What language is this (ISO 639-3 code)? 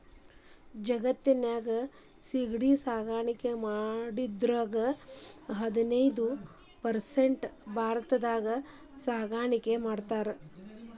kan